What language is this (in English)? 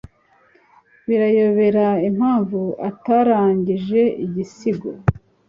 Kinyarwanda